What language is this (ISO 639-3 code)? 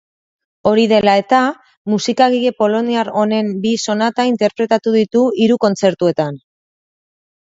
eus